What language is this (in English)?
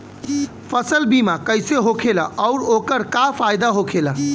Bhojpuri